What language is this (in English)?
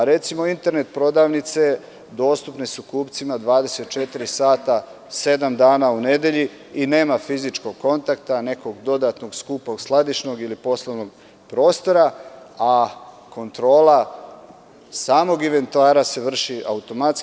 Serbian